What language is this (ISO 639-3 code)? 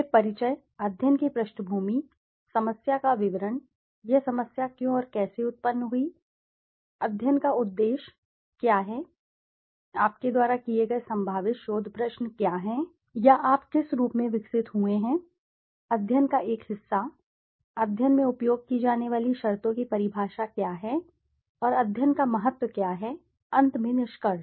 hin